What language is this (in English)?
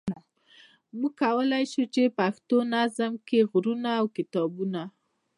Pashto